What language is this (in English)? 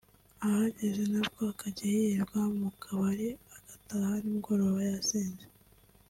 Kinyarwanda